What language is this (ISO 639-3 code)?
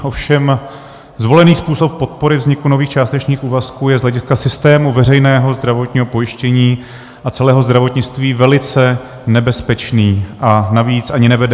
ces